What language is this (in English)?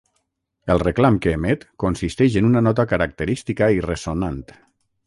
Catalan